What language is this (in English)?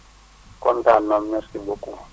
Wolof